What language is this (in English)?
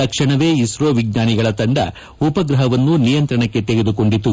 Kannada